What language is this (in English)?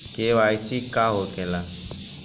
Bhojpuri